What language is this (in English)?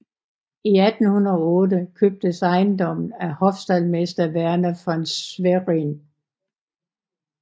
Danish